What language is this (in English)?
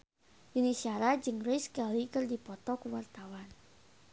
Sundanese